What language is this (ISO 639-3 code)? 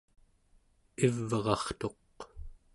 esu